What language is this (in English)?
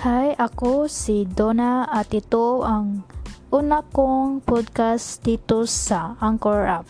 Filipino